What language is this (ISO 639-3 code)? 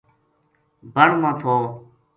gju